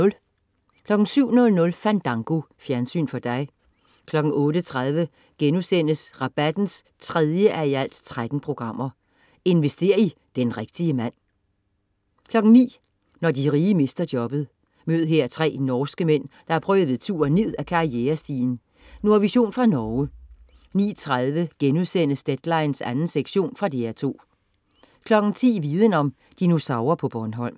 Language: Danish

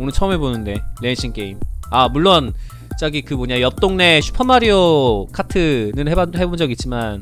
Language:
Korean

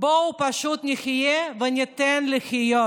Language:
Hebrew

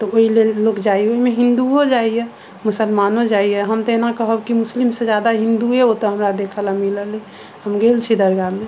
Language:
Maithili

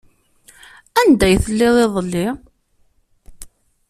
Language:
Kabyle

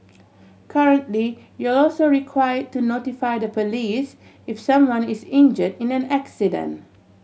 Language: English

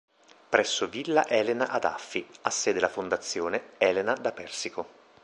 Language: Italian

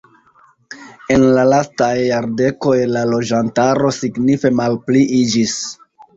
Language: Esperanto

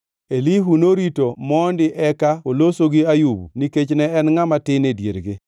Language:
Luo (Kenya and Tanzania)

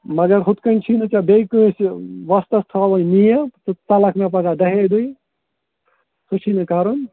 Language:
Kashmiri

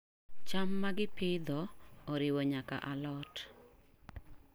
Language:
Luo (Kenya and Tanzania)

